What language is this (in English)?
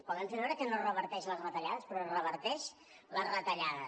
Catalan